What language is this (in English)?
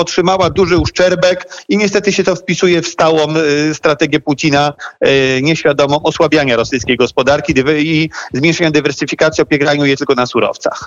Polish